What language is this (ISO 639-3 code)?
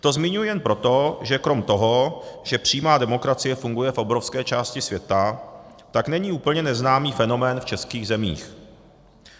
ces